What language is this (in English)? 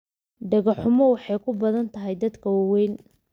Somali